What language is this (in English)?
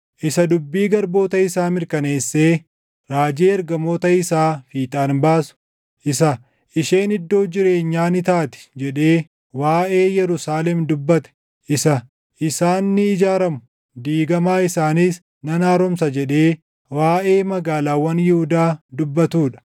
Oromo